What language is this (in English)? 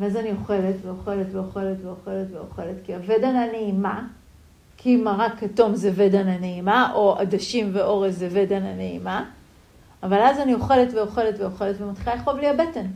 Hebrew